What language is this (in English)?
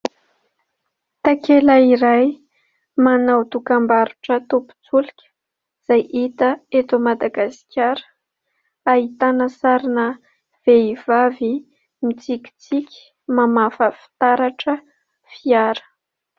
Malagasy